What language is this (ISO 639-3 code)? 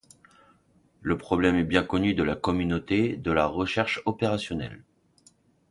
fra